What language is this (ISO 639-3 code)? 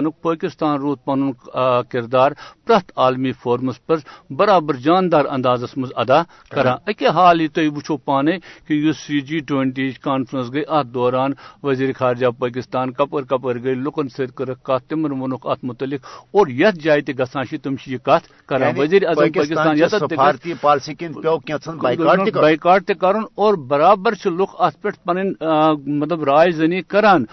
urd